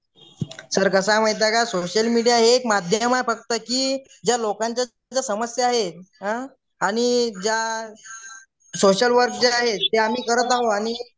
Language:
Marathi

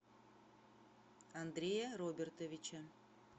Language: Russian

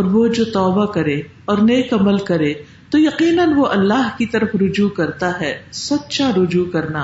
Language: Urdu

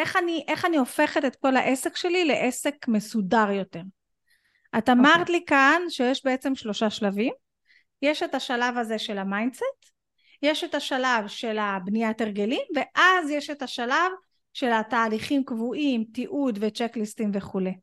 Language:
Hebrew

